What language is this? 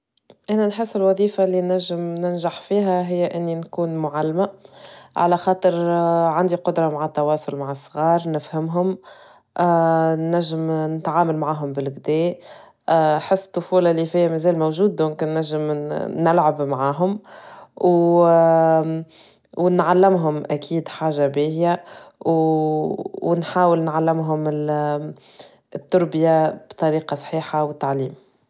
Tunisian Arabic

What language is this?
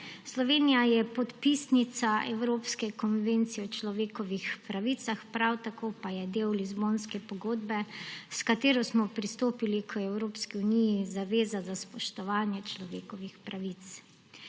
Slovenian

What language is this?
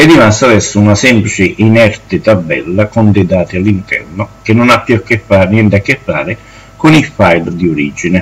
Italian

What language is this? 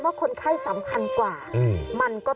Thai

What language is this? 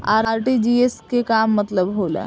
Bhojpuri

